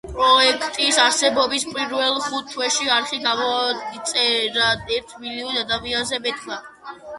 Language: Georgian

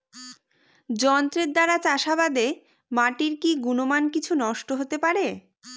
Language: Bangla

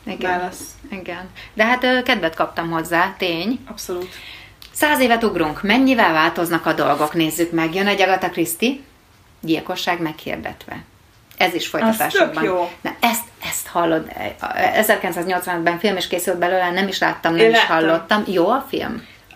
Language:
Hungarian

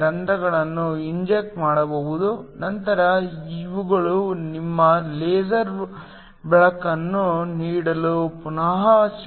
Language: Kannada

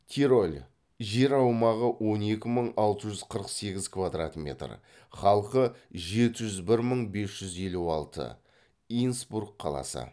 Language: Kazakh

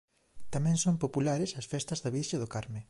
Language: Galician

